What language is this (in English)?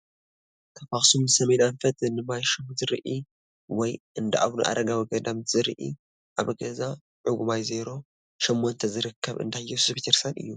Tigrinya